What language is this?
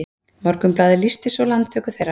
Icelandic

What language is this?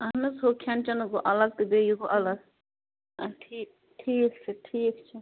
Kashmiri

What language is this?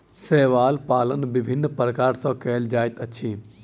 Maithili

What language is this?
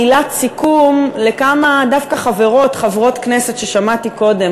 Hebrew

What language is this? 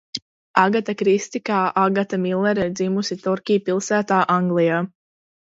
Latvian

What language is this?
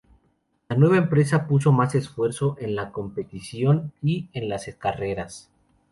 Spanish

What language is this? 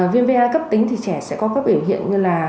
Vietnamese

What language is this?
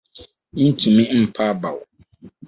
Akan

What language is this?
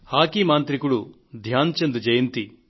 Telugu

